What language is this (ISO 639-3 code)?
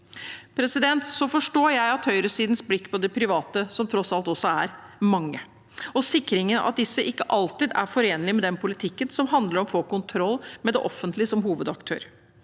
nor